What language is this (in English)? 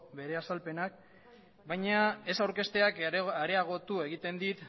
Basque